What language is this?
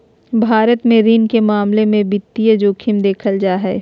Magahi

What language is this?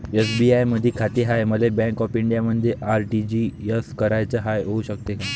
Marathi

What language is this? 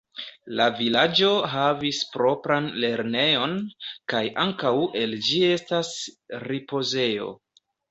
Esperanto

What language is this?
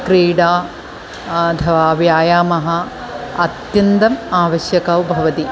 Sanskrit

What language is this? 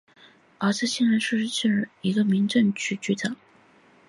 Chinese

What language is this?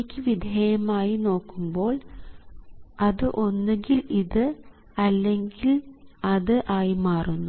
Malayalam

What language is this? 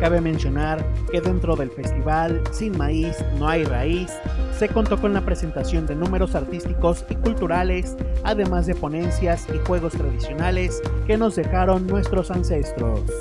Spanish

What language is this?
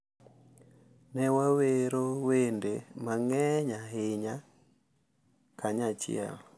Luo (Kenya and Tanzania)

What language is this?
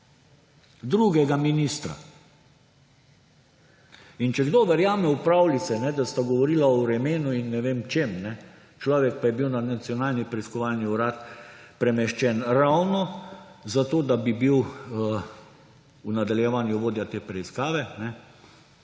Slovenian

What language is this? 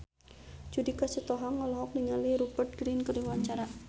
Sundanese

